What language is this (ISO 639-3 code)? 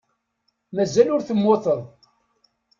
kab